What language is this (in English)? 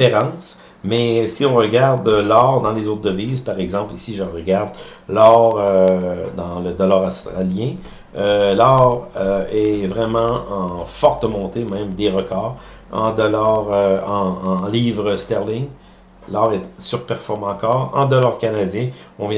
French